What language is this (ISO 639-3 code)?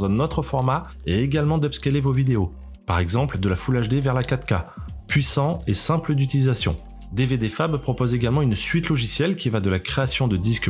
fra